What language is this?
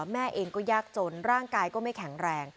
Thai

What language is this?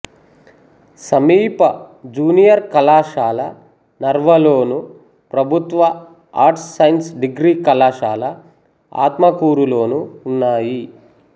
Telugu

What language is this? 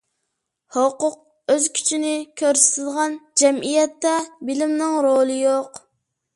Uyghur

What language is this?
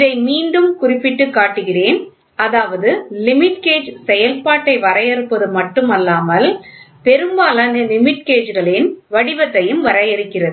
Tamil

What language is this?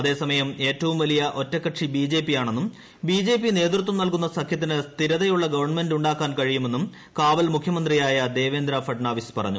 Malayalam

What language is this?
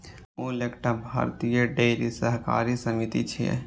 Maithili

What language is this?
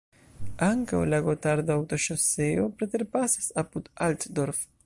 Esperanto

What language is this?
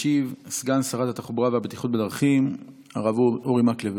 Hebrew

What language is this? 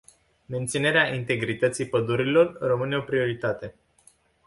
Romanian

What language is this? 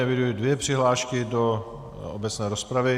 Czech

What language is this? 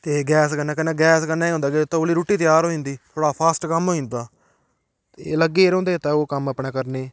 Dogri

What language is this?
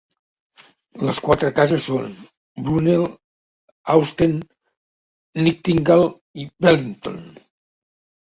Catalan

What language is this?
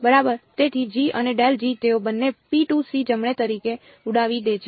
Gujarati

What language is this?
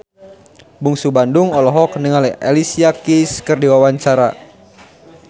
Sundanese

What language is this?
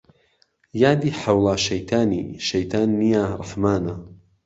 Central Kurdish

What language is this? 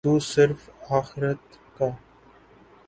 Urdu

